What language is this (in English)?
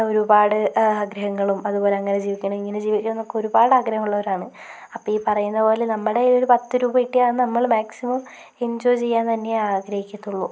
Malayalam